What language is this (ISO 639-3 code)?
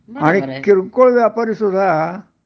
mar